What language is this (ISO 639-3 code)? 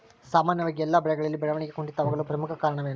kan